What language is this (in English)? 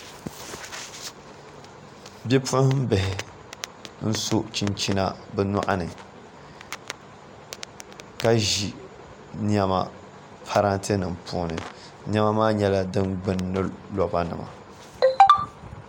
Dagbani